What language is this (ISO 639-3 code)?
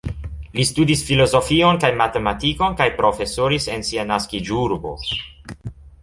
epo